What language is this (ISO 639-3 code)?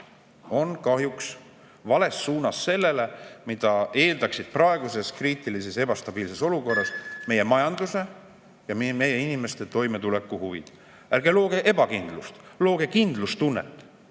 est